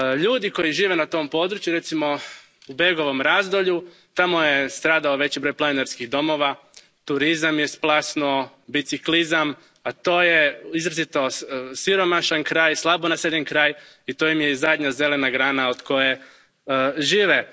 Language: Croatian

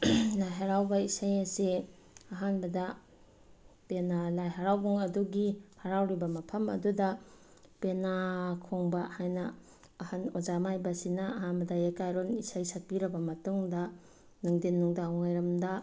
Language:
Manipuri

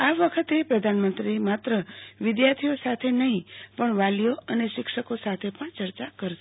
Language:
Gujarati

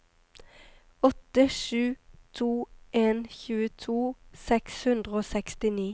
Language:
Norwegian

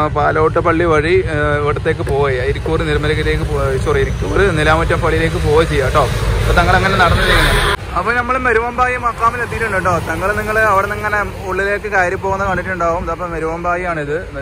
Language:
Japanese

